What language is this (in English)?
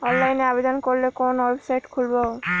Bangla